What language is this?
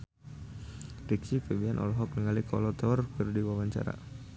Sundanese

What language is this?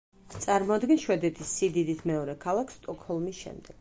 Georgian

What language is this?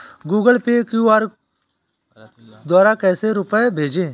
Hindi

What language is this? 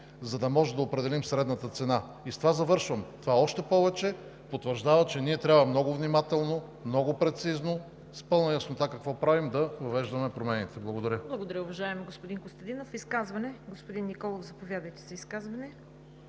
Bulgarian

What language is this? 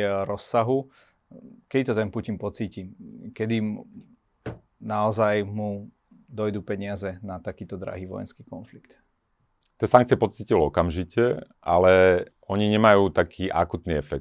Slovak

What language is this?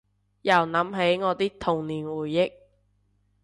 Cantonese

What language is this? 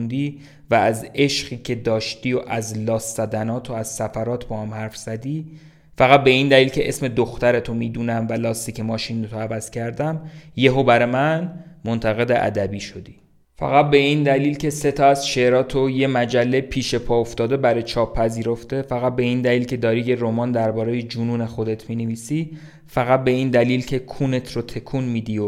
Persian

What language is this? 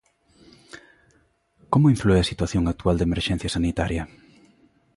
Galician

